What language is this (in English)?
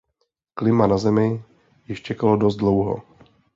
Czech